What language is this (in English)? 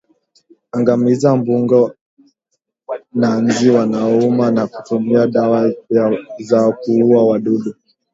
Swahili